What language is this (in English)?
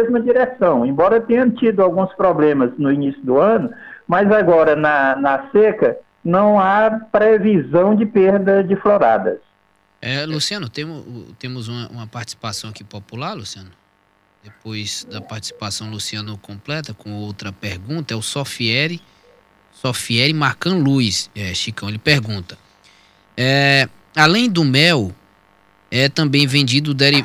Portuguese